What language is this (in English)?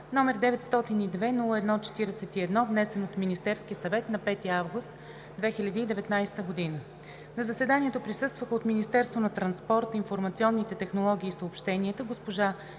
Bulgarian